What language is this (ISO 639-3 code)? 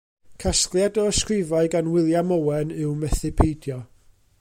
cym